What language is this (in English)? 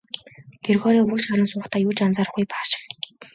Mongolian